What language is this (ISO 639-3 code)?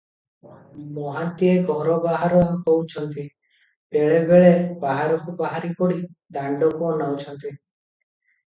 ori